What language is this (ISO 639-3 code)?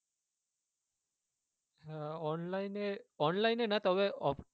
ben